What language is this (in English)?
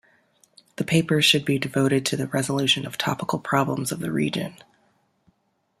English